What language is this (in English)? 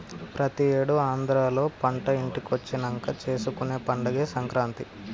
Telugu